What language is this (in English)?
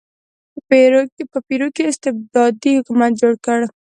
Pashto